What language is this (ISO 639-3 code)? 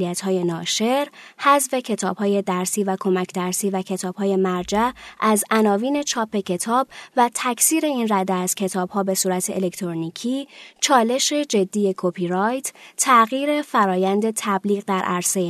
fas